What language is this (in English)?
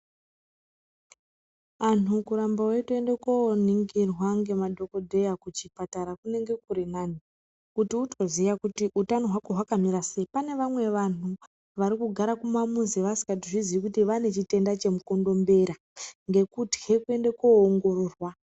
Ndau